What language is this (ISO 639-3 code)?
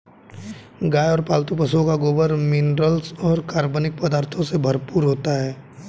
hin